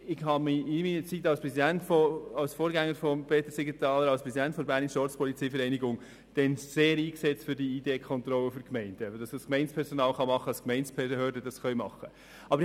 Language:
Swiss German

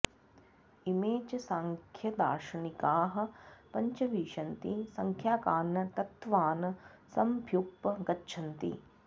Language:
Sanskrit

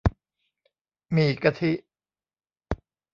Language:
Thai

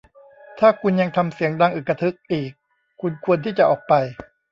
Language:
Thai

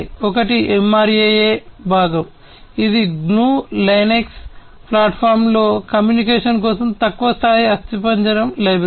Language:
Telugu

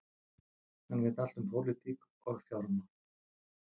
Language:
Icelandic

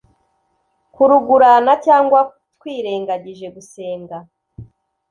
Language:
Kinyarwanda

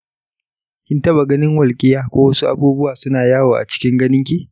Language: Hausa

